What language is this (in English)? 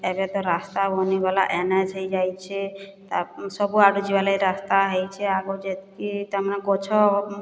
Odia